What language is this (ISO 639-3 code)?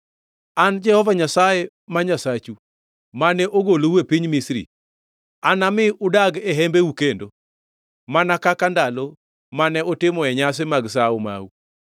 luo